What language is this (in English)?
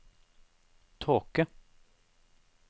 Norwegian